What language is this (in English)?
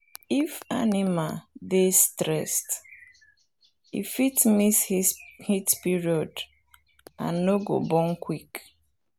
Nigerian Pidgin